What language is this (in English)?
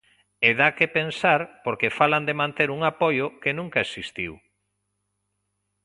Galician